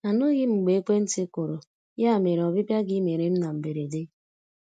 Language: Igbo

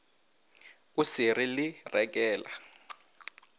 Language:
Northern Sotho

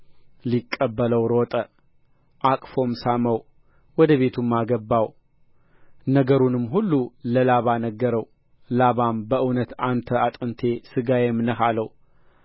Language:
Amharic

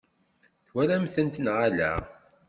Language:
Kabyle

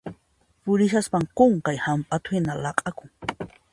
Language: Puno Quechua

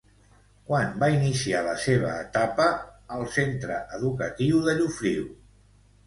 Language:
Catalan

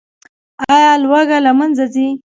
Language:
Pashto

